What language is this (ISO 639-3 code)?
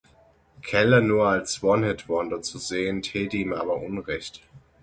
deu